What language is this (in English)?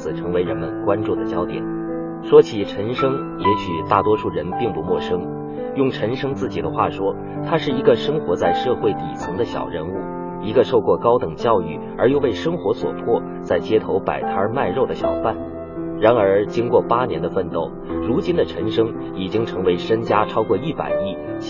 Chinese